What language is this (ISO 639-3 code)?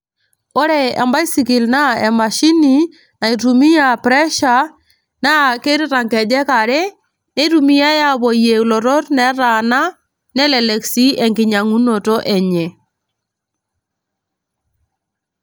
mas